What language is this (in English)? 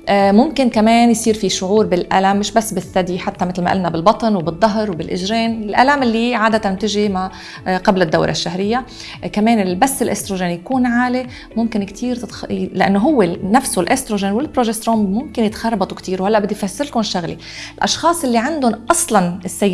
Arabic